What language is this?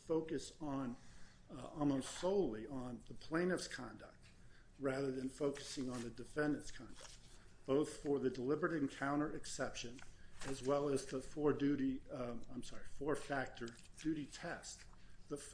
English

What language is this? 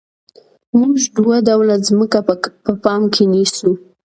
Pashto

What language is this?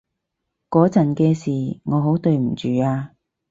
Cantonese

